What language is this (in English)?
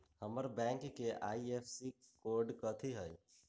Magahi